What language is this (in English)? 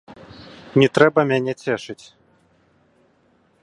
Belarusian